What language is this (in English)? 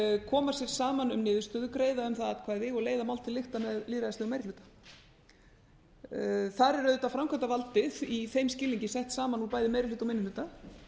Icelandic